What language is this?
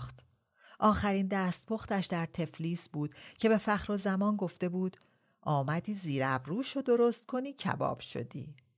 Persian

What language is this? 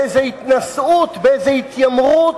Hebrew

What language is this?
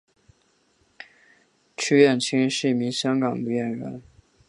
Chinese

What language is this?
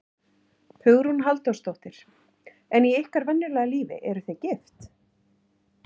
Icelandic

